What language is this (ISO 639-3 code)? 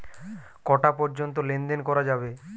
ben